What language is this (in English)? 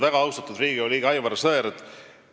Estonian